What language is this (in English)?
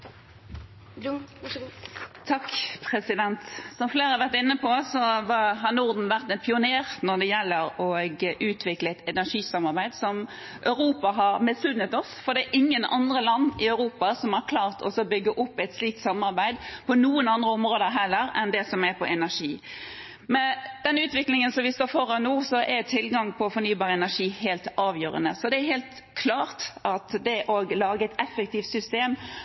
Norwegian Bokmål